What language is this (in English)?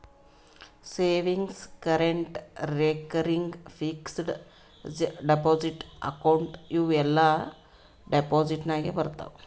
Kannada